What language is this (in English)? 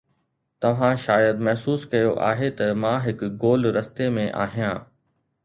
Sindhi